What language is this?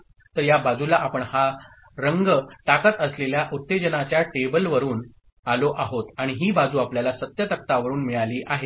Marathi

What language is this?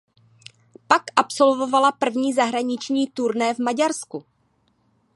Czech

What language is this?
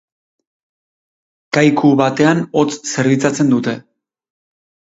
Basque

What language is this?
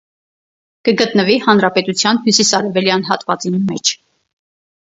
Armenian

